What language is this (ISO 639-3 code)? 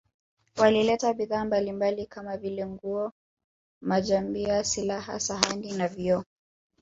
swa